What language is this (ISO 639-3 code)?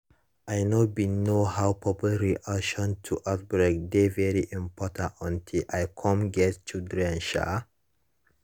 pcm